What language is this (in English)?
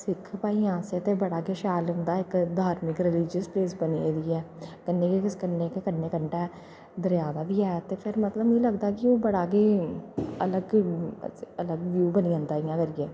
Dogri